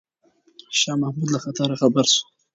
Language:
Pashto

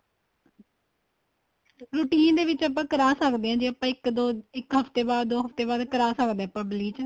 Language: Punjabi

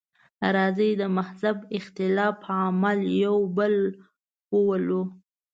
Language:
Pashto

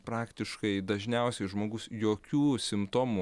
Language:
Lithuanian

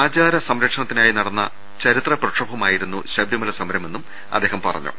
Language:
Malayalam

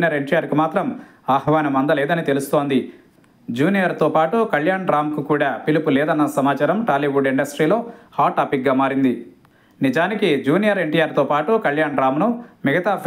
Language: Telugu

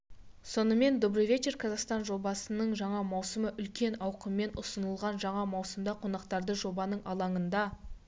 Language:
Kazakh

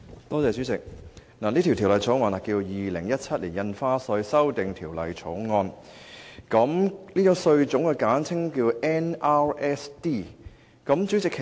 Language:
Cantonese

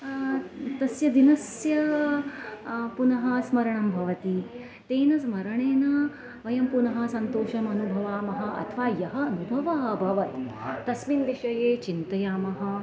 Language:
Sanskrit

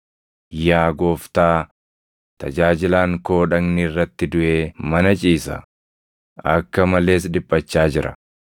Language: Oromo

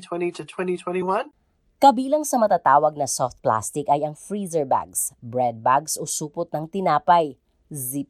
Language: Filipino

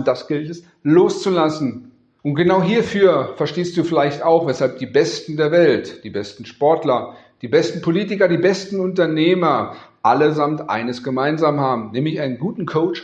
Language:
German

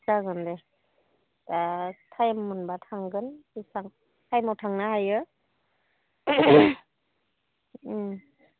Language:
Bodo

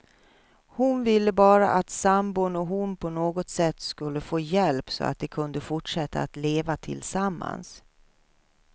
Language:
Swedish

